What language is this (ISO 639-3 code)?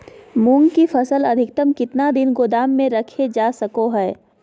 mag